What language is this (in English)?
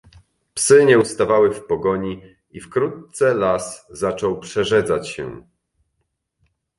Polish